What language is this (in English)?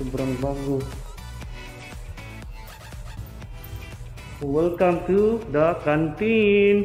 Filipino